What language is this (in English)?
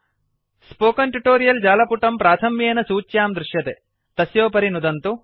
Sanskrit